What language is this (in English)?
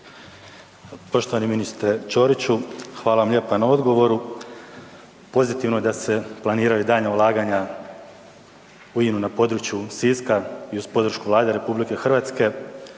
Croatian